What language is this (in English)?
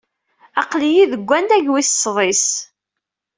Kabyle